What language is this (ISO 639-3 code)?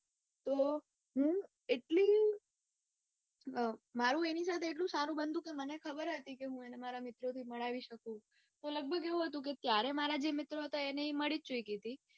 guj